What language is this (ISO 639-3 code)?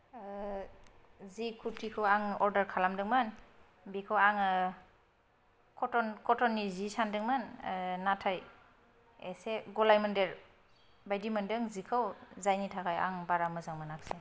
brx